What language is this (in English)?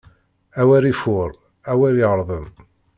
Kabyle